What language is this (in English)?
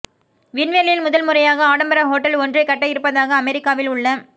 Tamil